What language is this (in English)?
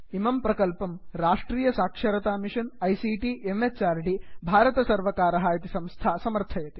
Sanskrit